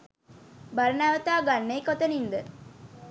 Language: Sinhala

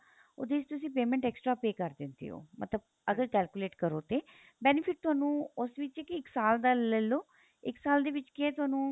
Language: Punjabi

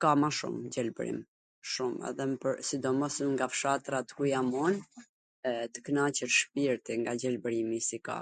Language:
Gheg Albanian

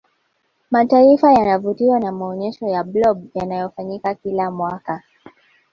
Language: Swahili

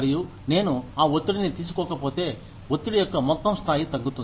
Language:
Telugu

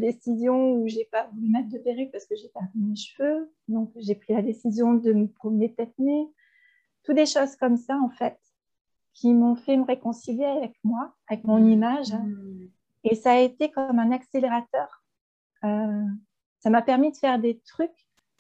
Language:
French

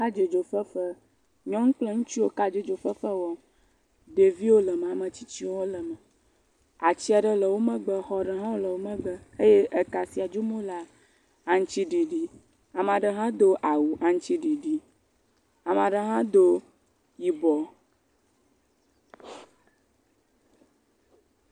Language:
Ewe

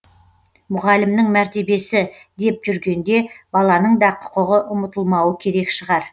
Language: Kazakh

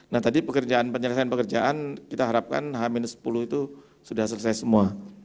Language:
Indonesian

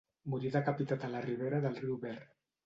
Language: Catalan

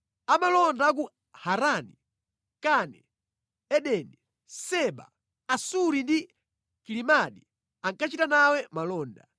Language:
Nyanja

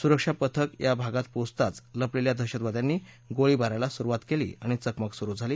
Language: Marathi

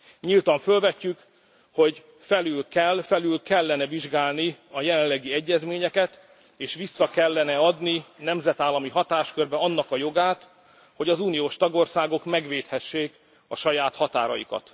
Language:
Hungarian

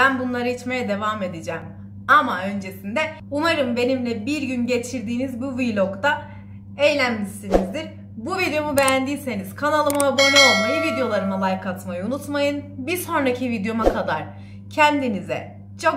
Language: Turkish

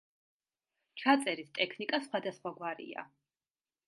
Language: Georgian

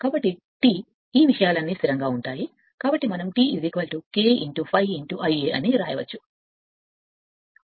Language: Telugu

